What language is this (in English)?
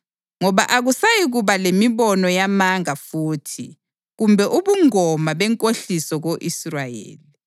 North Ndebele